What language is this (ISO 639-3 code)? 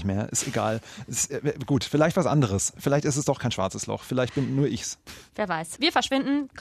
deu